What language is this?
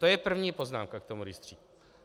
Czech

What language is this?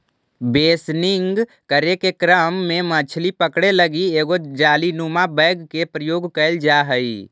Magahi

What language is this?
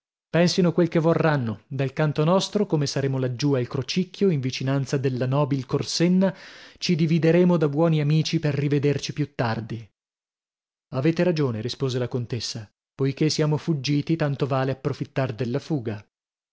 Italian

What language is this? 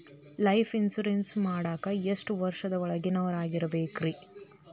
Kannada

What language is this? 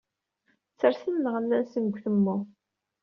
Kabyle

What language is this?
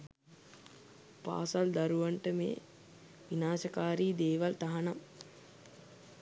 Sinhala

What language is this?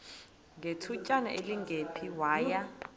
Xhosa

